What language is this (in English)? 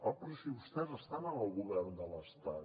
Catalan